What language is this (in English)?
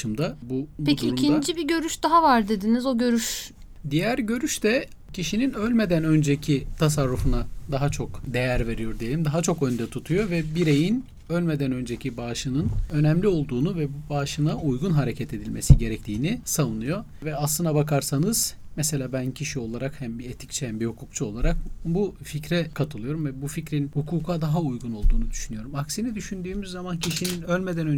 Turkish